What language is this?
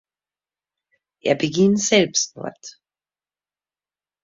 German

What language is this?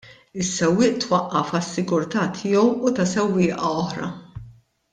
Maltese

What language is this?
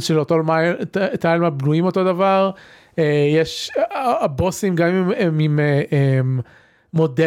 Hebrew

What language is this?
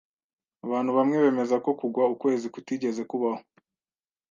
Kinyarwanda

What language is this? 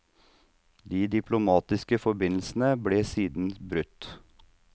Norwegian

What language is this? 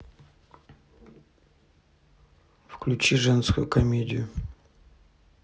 Russian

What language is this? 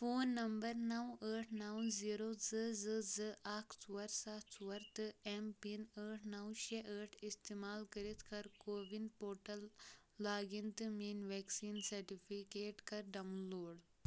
Kashmiri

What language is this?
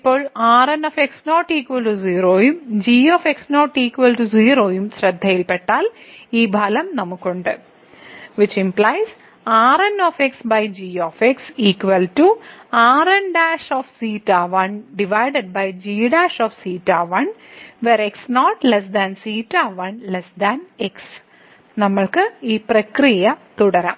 Malayalam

